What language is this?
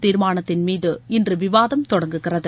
Tamil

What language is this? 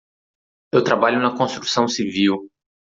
Portuguese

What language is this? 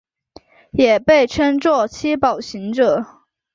Chinese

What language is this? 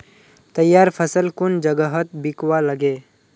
Magahi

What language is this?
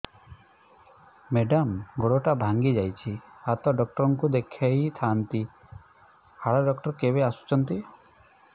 Odia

